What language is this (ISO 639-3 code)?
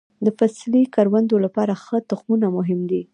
pus